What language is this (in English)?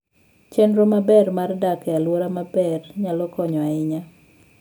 Luo (Kenya and Tanzania)